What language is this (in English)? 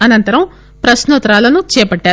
Telugu